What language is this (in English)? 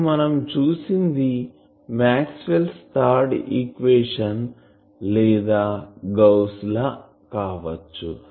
Telugu